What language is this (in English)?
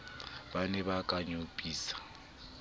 Southern Sotho